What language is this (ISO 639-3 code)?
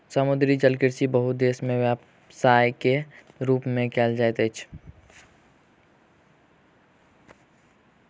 mai